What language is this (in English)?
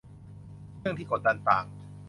Thai